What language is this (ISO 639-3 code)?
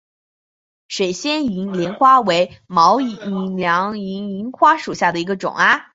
zho